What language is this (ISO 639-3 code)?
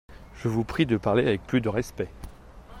fra